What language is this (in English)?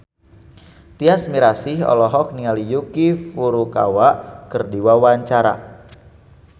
Sundanese